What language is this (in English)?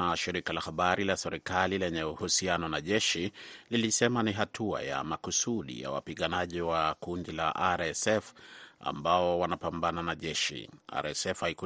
Swahili